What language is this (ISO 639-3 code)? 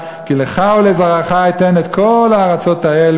heb